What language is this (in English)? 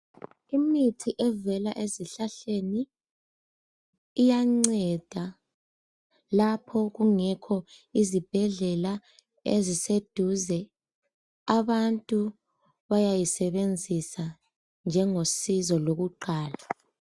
North Ndebele